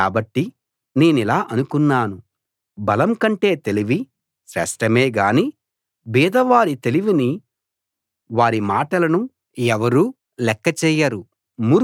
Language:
Telugu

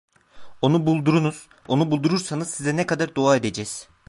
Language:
Turkish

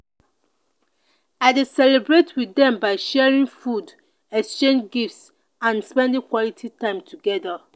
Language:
Nigerian Pidgin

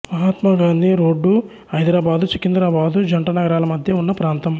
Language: Telugu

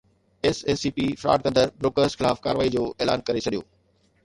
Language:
Sindhi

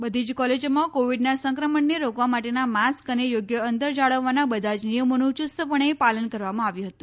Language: Gujarati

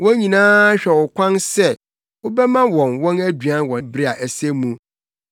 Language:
Akan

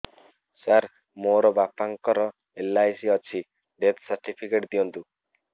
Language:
Odia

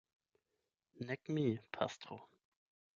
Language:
Esperanto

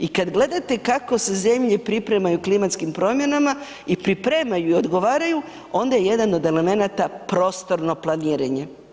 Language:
Croatian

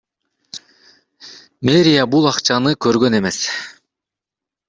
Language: Kyrgyz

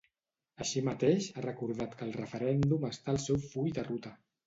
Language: Catalan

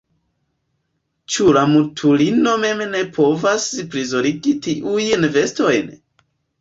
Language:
Esperanto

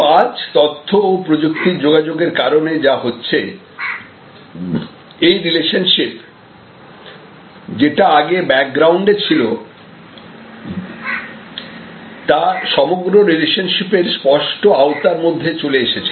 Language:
Bangla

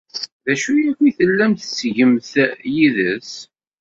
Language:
Kabyle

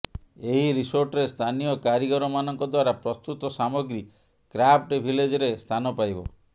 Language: Odia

